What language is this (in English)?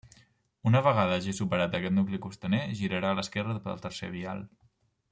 Catalan